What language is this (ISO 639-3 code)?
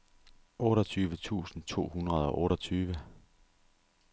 dan